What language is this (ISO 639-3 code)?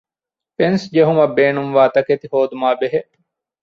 div